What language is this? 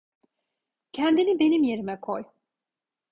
Turkish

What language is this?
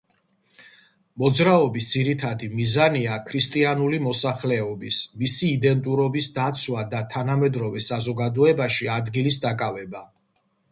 Georgian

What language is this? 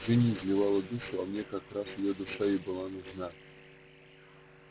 Russian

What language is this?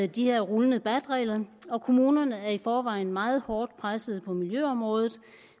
Danish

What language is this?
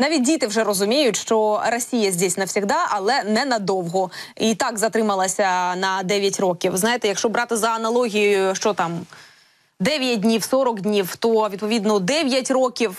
Russian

